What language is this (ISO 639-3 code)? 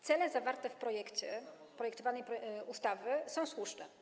pol